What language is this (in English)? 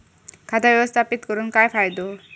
Marathi